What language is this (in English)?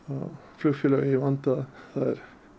Icelandic